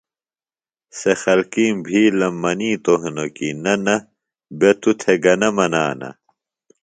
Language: Phalura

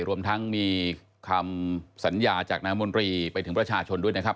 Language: Thai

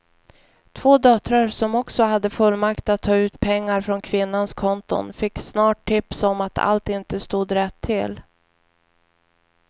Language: Swedish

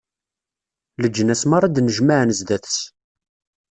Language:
Kabyle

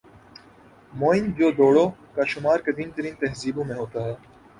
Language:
Urdu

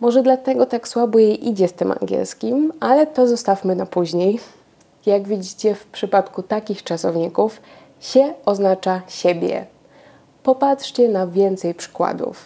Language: Polish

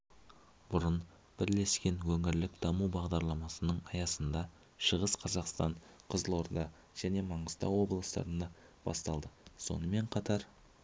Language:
Kazakh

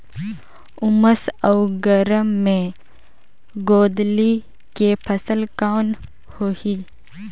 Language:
Chhattisgarhi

